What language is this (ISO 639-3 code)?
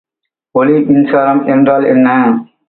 tam